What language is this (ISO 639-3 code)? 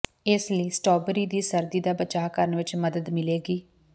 pan